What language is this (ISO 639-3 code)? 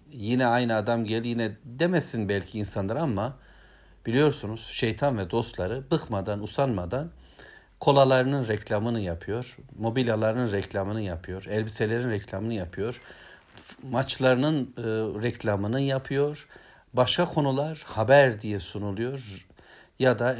tur